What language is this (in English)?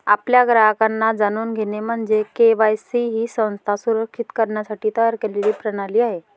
Marathi